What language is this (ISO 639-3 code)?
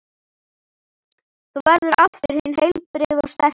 isl